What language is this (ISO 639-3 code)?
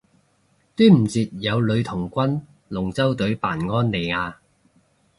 yue